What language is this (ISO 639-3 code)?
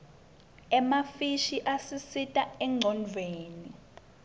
ssw